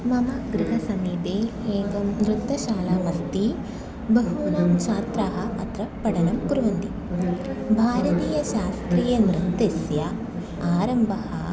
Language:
Sanskrit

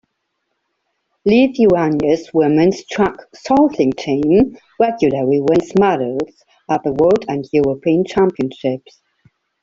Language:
English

